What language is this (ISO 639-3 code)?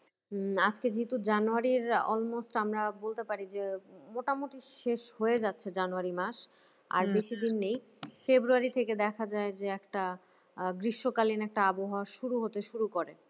ben